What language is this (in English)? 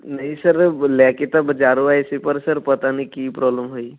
Punjabi